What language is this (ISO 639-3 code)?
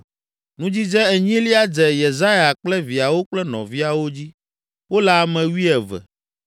ewe